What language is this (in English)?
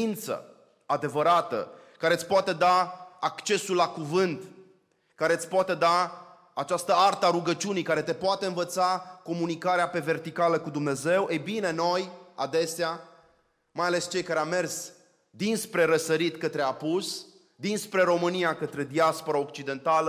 Romanian